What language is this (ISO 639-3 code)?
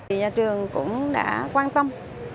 vie